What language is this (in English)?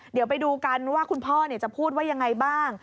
Thai